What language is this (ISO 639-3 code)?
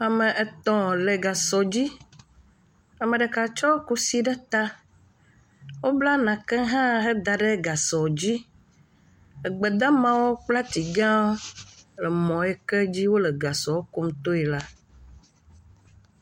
ewe